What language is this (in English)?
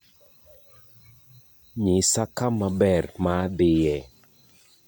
Luo (Kenya and Tanzania)